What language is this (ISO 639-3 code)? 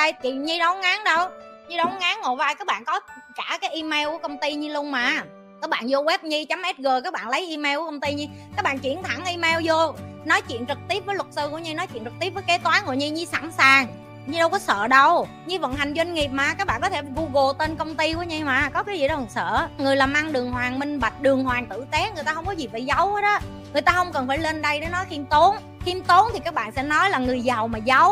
vie